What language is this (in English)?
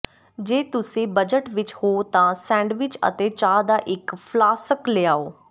Punjabi